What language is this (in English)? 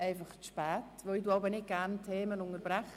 Swiss German